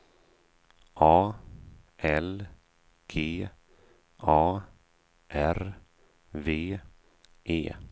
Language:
Swedish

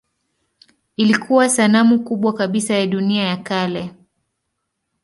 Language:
Swahili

